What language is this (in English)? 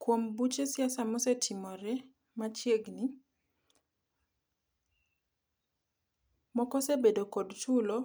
Luo (Kenya and Tanzania)